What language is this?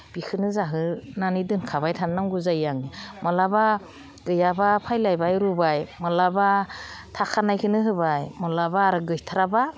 Bodo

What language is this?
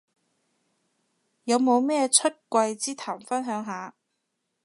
Cantonese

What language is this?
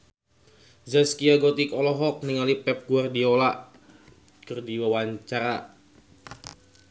Sundanese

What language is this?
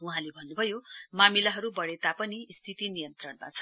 Nepali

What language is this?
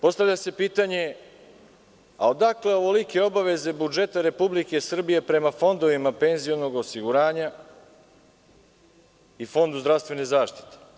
Serbian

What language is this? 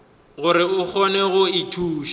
Northern Sotho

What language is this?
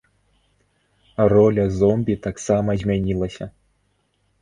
Belarusian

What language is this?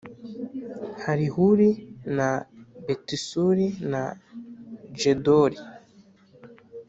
Kinyarwanda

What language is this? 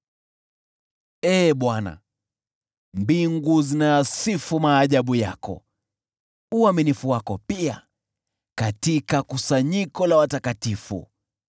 Swahili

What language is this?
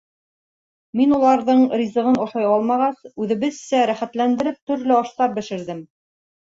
Bashkir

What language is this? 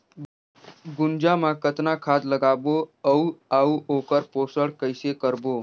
Chhattisgarhi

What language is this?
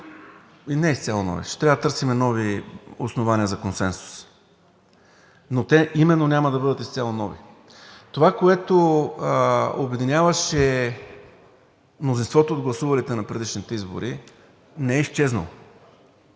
Bulgarian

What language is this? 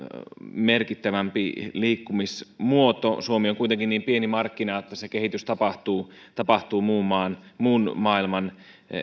Finnish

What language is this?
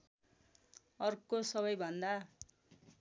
Nepali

